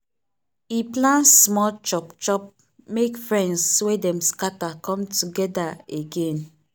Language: Nigerian Pidgin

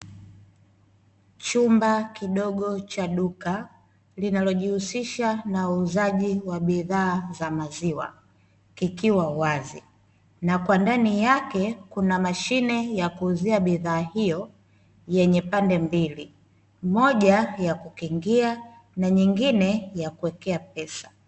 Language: Swahili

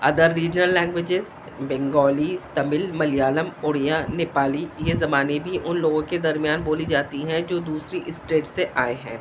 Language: Urdu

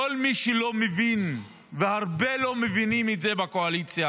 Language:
Hebrew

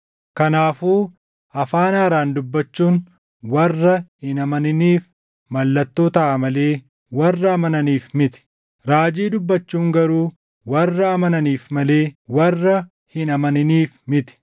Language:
Oromo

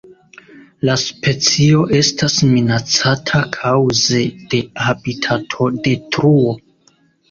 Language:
Esperanto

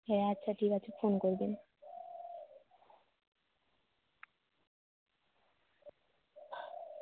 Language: Bangla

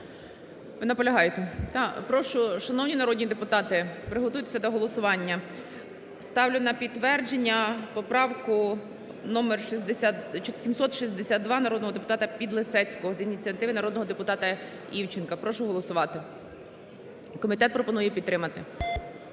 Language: Ukrainian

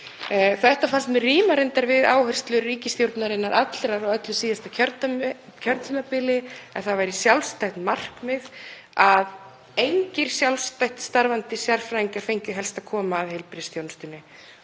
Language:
Icelandic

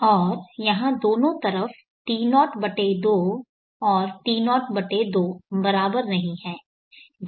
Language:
Hindi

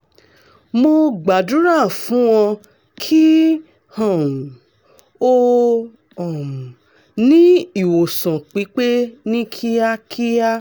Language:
Yoruba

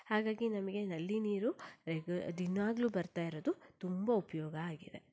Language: Kannada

